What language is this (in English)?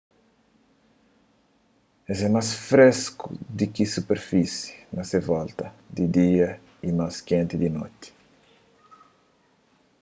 Kabuverdianu